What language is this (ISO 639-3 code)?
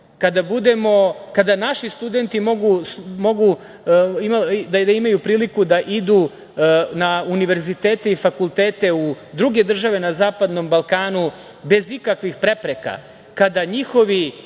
srp